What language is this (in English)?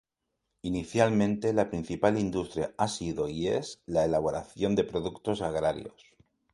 Spanish